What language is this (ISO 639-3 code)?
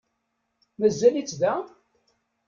kab